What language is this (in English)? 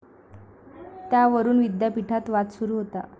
Marathi